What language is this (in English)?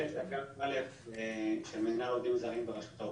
Hebrew